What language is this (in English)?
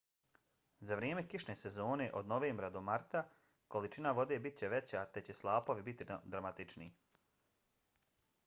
Bosnian